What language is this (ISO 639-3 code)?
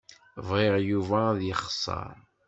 kab